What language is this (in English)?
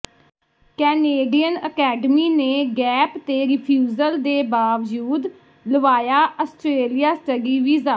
Punjabi